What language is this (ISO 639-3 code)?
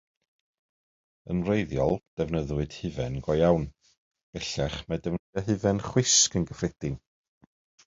cym